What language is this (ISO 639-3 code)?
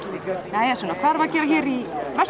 isl